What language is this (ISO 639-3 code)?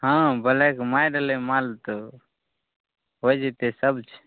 mai